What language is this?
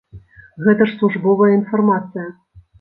Belarusian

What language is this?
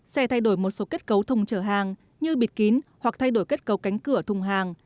Vietnamese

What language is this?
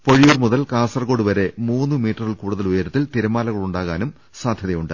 Malayalam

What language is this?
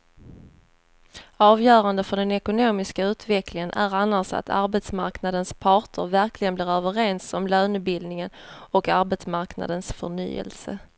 Swedish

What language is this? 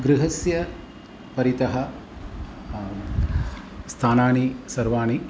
Sanskrit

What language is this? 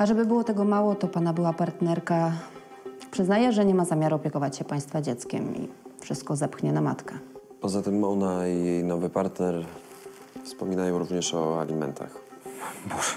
Polish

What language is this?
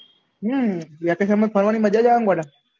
Gujarati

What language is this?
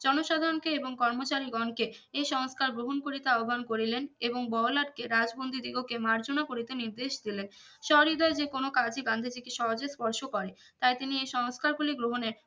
Bangla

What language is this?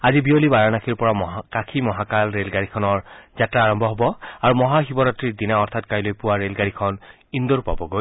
Assamese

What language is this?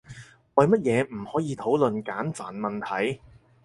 Cantonese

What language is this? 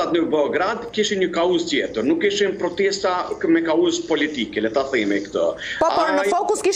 Romanian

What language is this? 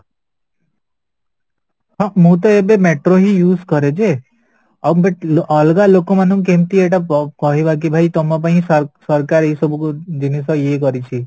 Odia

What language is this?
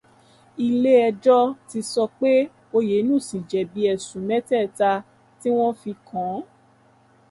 Yoruba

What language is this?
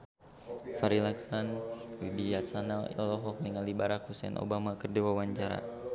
Sundanese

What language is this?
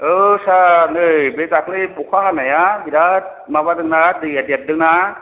Bodo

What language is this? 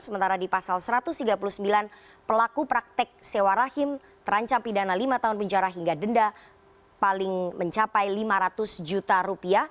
Indonesian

